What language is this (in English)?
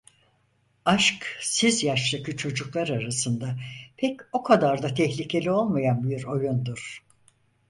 Turkish